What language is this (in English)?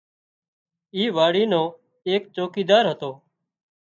Wadiyara Koli